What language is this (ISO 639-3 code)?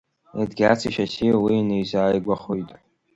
abk